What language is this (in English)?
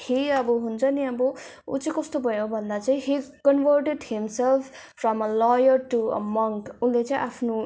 Nepali